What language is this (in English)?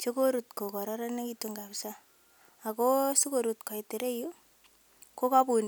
Kalenjin